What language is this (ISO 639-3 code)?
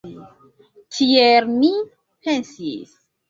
epo